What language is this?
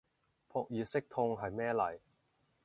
Cantonese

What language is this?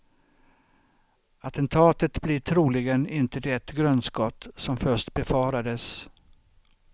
Swedish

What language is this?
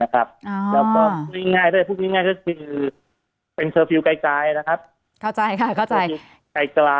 Thai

